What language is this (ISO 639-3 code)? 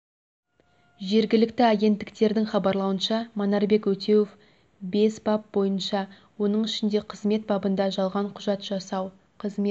kaz